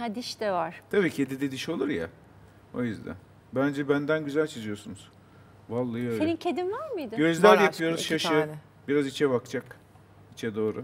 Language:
Turkish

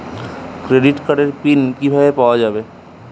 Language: Bangla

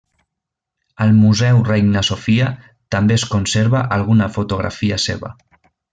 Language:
Catalan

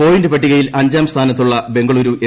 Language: Malayalam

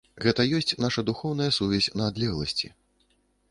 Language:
Belarusian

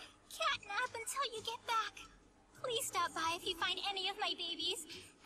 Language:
German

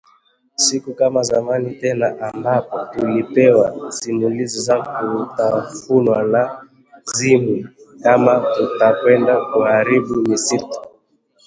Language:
Swahili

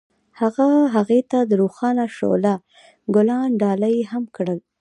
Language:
Pashto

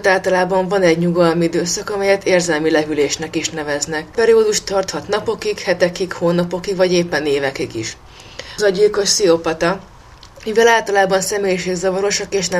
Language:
Hungarian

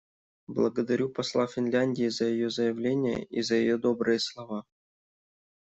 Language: Russian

